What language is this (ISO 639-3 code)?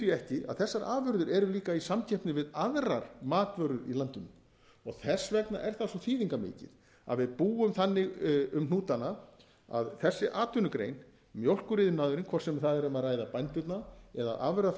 isl